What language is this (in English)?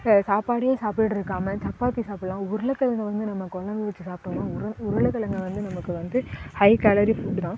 Tamil